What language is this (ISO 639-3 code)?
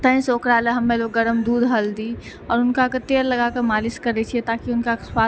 mai